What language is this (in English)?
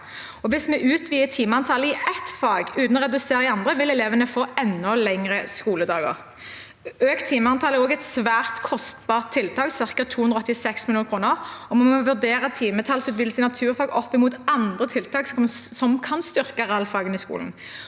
Norwegian